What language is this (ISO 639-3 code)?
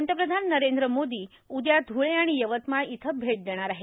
mar